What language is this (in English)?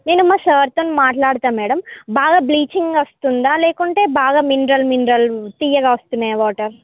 Telugu